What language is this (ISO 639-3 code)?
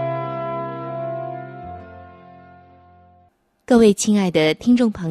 zho